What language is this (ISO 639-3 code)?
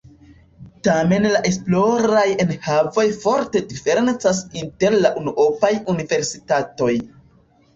epo